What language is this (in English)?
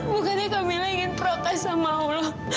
Indonesian